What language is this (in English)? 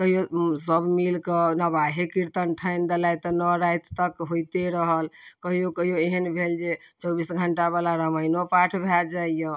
Maithili